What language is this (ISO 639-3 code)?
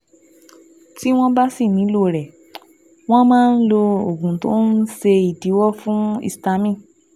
yor